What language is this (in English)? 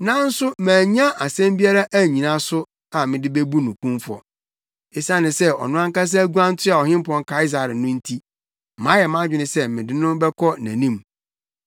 Akan